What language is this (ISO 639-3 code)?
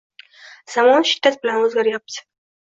uzb